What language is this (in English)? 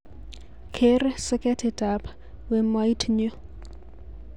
Kalenjin